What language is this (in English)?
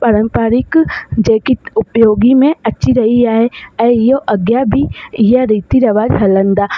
Sindhi